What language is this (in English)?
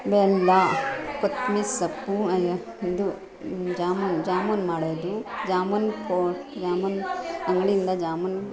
Kannada